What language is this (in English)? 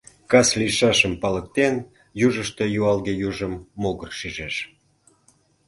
Mari